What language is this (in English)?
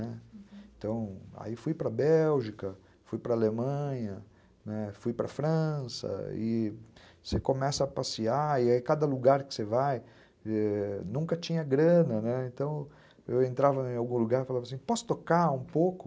Portuguese